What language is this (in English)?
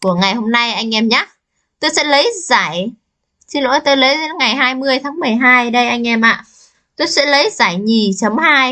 Vietnamese